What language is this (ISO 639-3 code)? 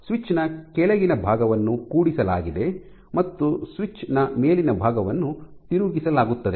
kan